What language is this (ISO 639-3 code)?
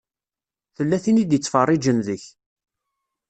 kab